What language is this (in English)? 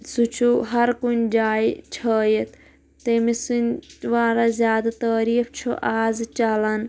Kashmiri